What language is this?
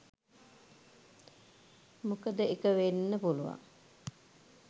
Sinhala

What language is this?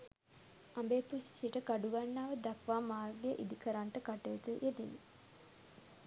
Sinhala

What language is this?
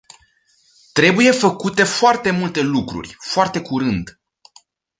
Romanian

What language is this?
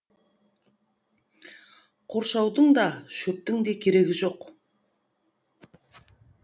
Kazakh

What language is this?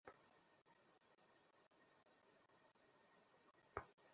Bangla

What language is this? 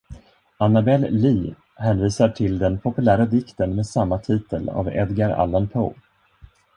Swedish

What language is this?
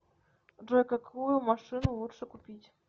Russian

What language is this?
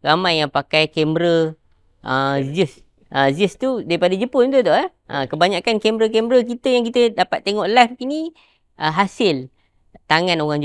Malay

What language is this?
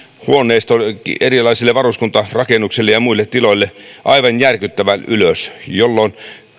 Finnish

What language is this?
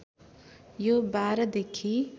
Nepali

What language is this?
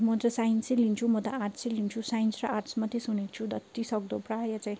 Nepali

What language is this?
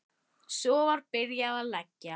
Icelandic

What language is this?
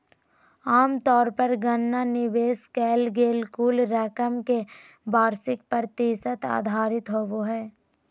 Magahi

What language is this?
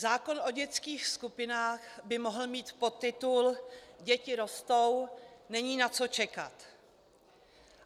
Czech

